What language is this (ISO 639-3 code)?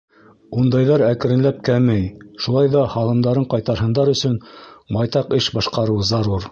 bak